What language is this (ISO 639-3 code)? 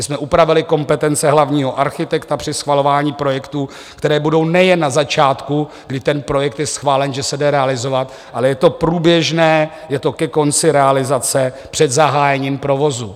ces